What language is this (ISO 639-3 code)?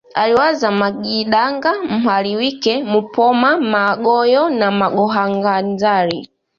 swa